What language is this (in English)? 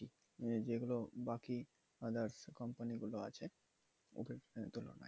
Bangla